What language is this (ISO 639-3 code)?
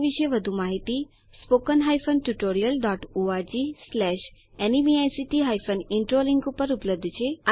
guj